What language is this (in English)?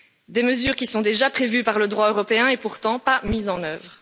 French